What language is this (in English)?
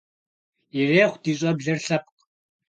Kabardian